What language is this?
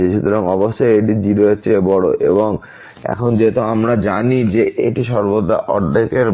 Bangla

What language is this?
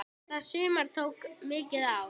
Icelandic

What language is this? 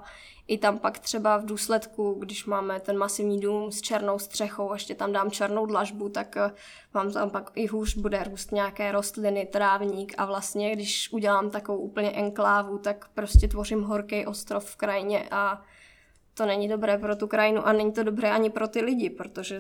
Czech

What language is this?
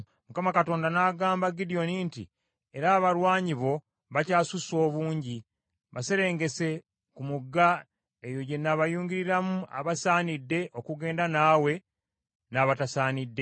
Ganda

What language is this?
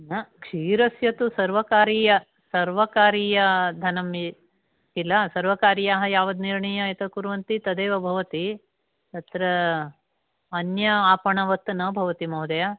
Sanskrit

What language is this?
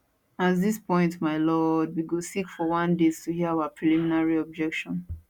Nigerian Pidgin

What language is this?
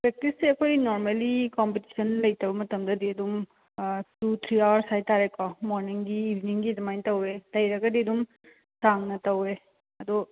Manipuri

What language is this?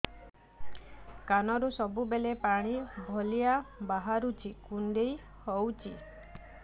Odia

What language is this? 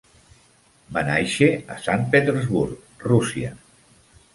Catalan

